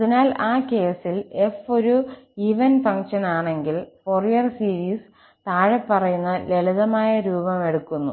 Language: Malayalam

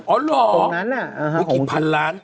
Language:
Thai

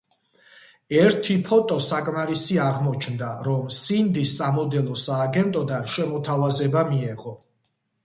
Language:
Georgian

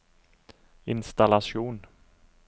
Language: Norwegian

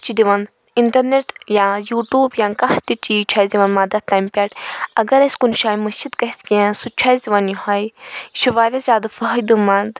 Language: Kashmiri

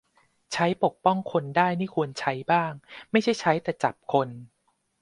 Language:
Thai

